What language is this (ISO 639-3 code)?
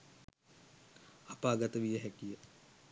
sin